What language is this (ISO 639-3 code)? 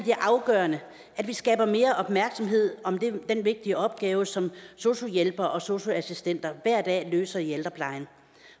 dan